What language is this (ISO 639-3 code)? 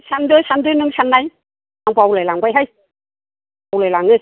brx